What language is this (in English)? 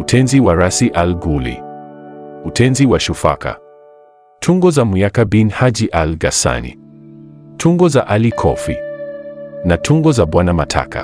Swahili